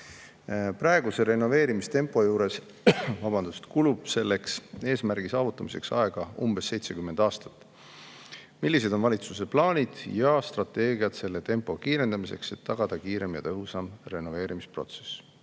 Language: Estonian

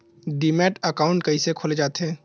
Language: Chhattisgarhi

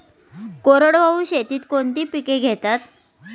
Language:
Marathi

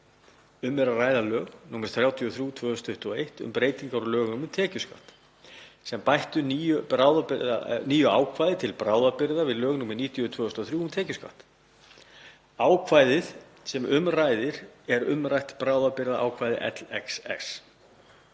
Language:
Icelandic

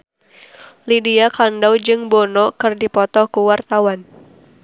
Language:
Sundanese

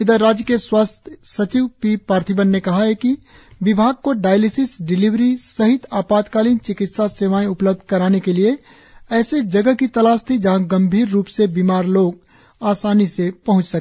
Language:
Hindi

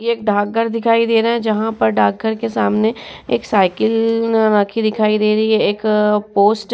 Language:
Hindi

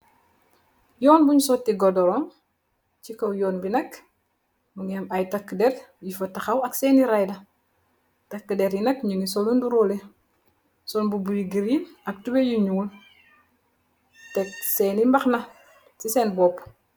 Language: Wolof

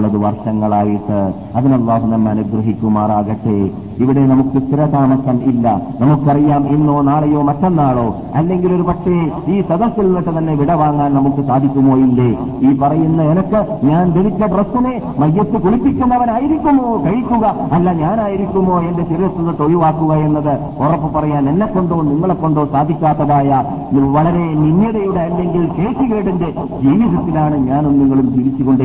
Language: Malayalam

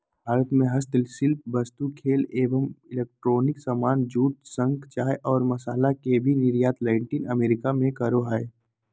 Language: Magahi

